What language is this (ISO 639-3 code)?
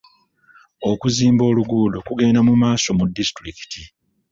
lug